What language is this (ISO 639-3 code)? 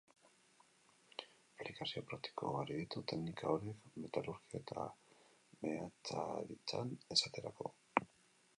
eus